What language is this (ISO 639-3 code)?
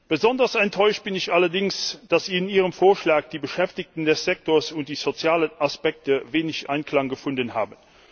deu